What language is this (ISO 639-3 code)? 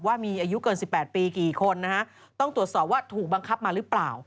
tha